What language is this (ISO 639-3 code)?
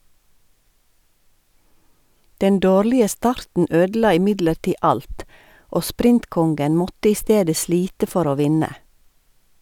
nor